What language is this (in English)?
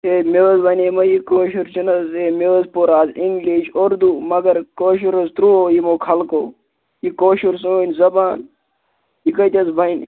Kashmiri